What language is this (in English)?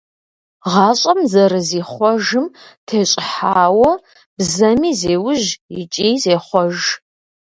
Kabardian